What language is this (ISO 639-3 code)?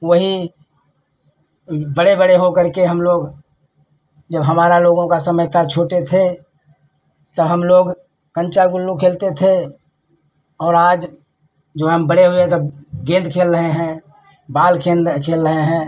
hin